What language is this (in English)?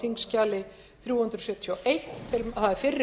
Icelandic